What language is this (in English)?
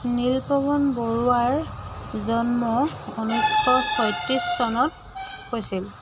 Assamese